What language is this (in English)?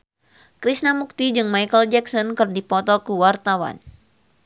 Sundanese